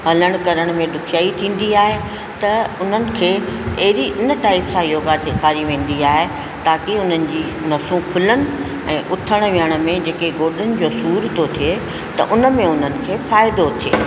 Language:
Sindhi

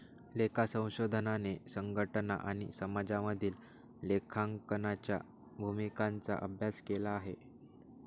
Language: Marathi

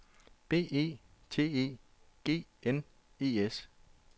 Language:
Danish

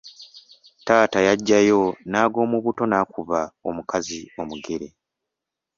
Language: Ganda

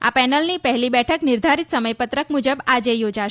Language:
Gujarati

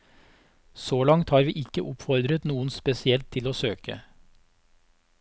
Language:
Norwegian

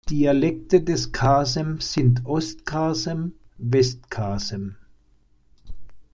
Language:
German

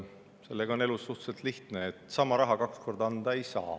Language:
Estonian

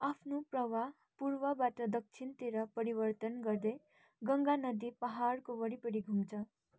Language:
Nepali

